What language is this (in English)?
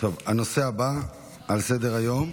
Hebrew